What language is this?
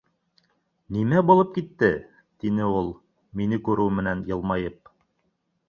Bashkir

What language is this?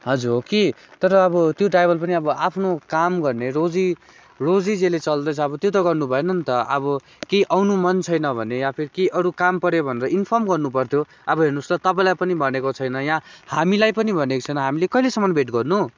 Nepali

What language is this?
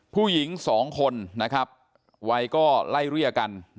Thai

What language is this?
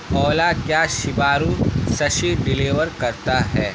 Urdu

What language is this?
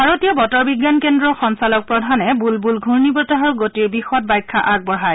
Assamese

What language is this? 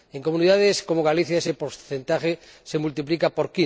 Spanish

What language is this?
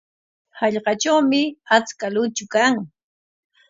Corongo Ancash Quechua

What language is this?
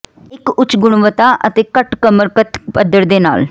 Punjabi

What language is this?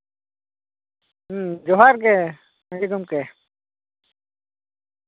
Santali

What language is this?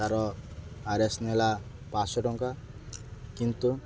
Odia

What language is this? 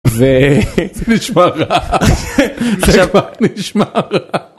Hebrew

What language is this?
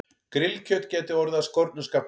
Icelandic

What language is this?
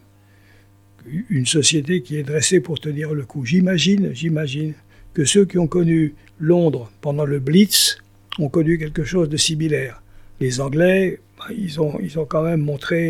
French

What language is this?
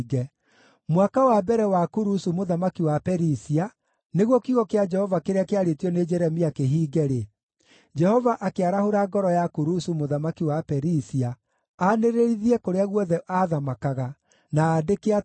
Kikuyu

